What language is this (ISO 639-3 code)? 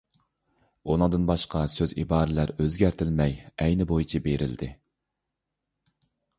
uig